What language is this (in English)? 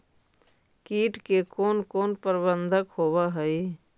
Magahi